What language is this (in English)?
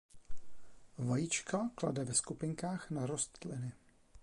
Czech